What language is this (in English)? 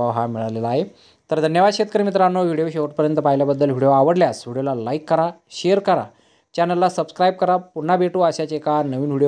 Hindi